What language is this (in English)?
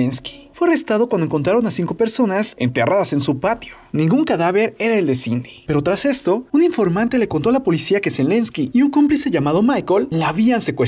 Spanish